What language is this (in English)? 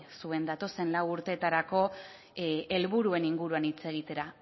Basque